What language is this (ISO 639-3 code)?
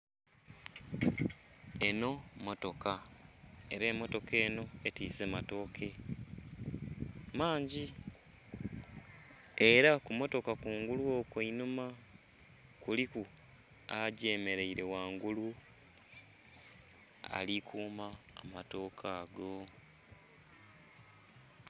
xog